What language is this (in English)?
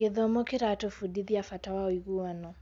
Kikuyu